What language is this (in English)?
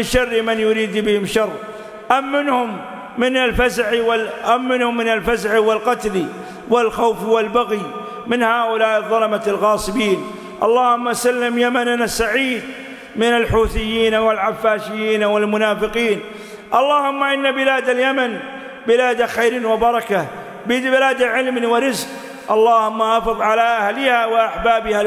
Arabic